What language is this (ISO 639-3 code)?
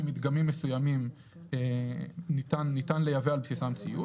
heb